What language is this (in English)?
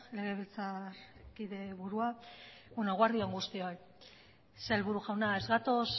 Basque